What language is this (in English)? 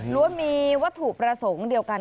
Thai